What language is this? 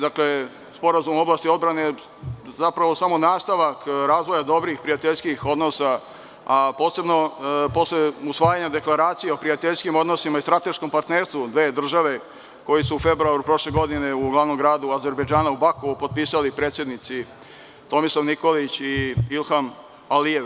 Serbian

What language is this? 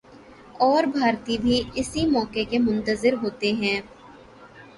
Urdu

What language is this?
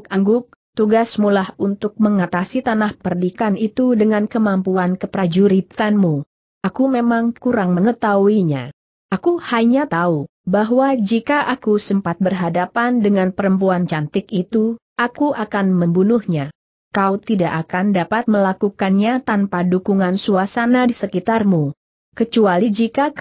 Indonesian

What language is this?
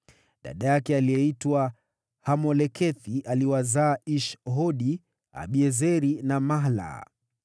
Swahili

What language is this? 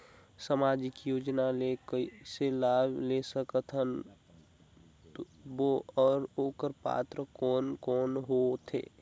Chhattisgarhi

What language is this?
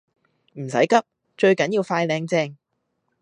Cantonese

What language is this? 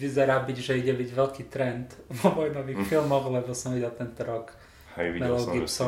Slovak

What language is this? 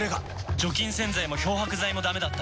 Japanese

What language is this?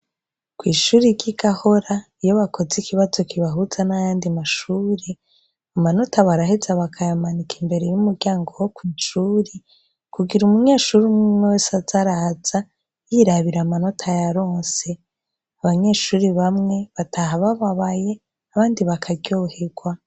Rundi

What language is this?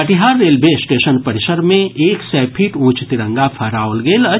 Maithili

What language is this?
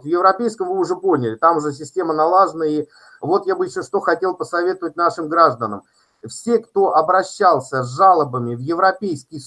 Russian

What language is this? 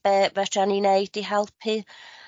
Welsh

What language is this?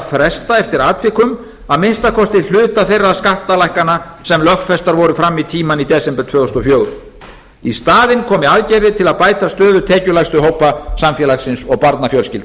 Icelandic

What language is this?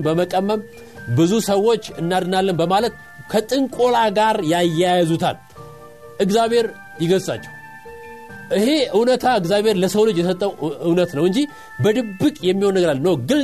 Amharic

